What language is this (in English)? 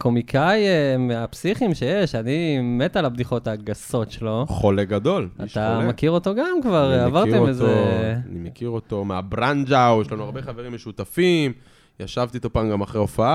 Hebrew